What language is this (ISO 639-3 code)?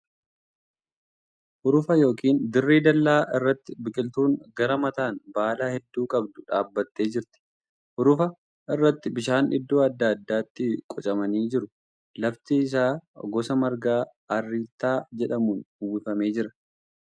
orm